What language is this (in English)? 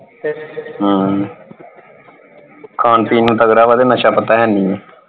Punjabi